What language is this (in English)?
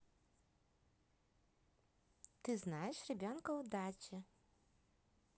Russian